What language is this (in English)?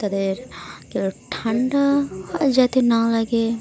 Bangla